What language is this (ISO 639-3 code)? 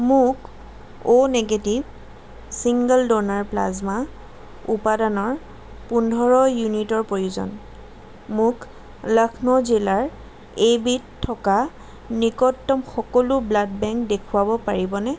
asm